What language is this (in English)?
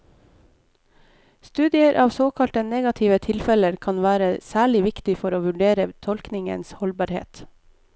Norwegian